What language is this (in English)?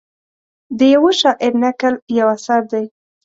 Pashto